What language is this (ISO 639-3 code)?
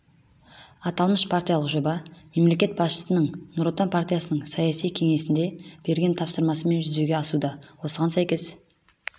kaz